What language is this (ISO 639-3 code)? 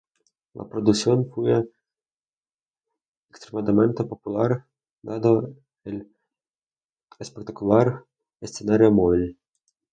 spa